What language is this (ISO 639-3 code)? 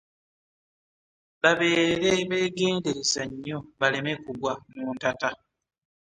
lug